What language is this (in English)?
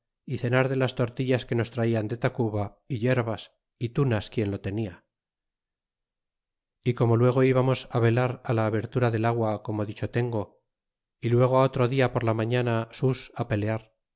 Spanish